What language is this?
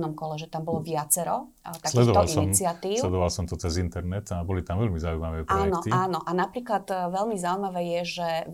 Slovak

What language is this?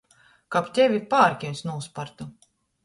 Latgalian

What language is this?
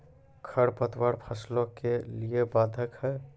Maithili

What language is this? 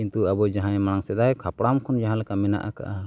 Santali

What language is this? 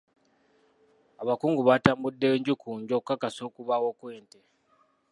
Ganda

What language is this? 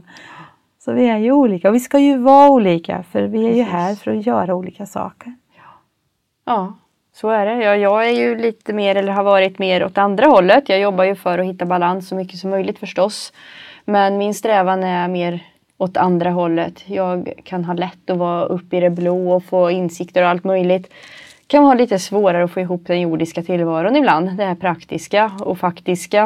Swedish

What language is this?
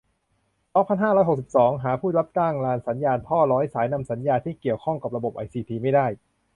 Thai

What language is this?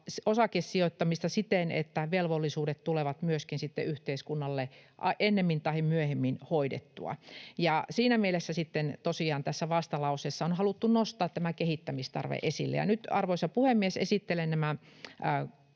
Finnish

